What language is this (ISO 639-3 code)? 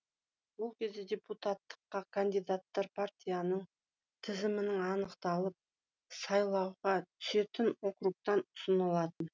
kaz